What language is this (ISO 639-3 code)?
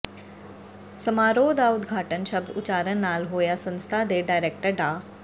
pan